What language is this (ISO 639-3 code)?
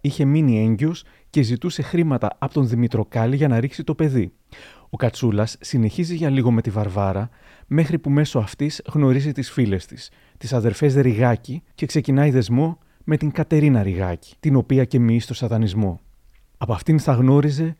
ell